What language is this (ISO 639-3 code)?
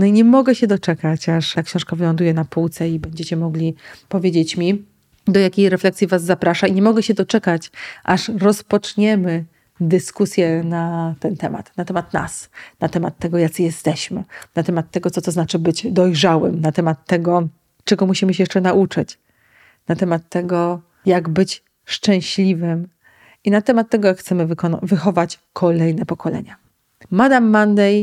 pol